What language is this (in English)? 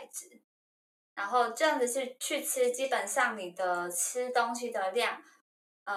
Chinese